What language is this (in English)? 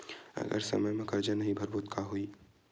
Chhattisgarhi